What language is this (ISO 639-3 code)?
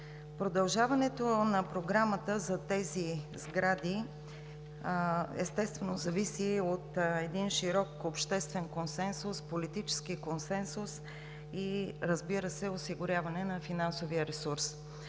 bul